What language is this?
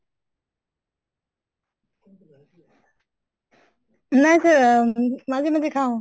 Assamese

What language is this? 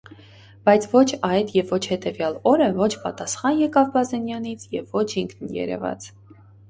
Armenian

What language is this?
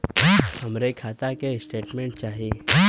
Bhojpuri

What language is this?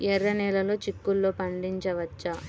Telugu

